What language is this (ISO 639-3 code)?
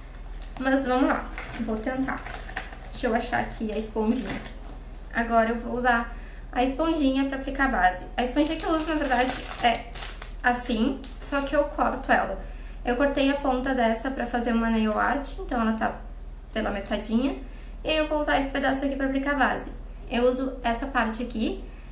por